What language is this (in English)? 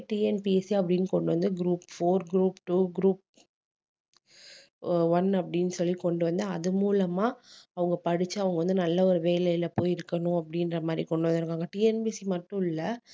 Tamil